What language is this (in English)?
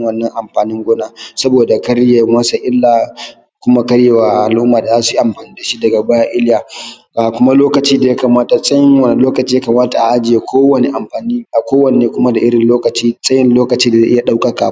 Hausa